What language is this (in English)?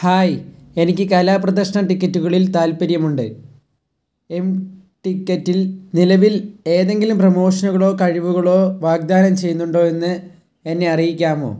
Malayalam